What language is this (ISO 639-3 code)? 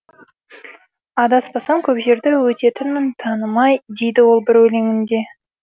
kaz